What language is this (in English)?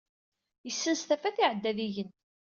Kabyle